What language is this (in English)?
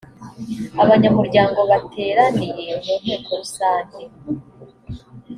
Kinyarwanda